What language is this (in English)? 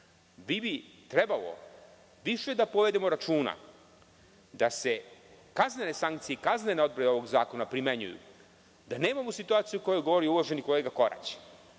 Serbian